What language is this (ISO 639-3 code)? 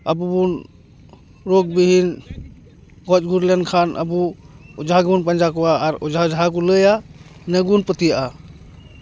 sat